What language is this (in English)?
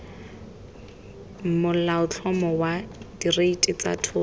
Tswana